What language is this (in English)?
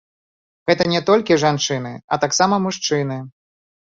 Belarusian